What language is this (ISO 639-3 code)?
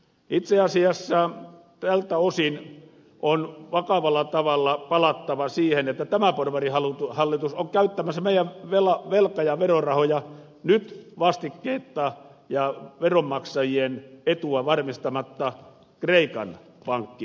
fin